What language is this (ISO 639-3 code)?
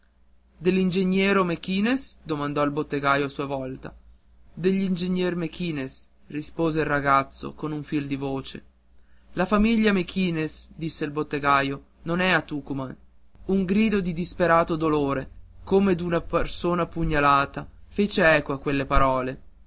ita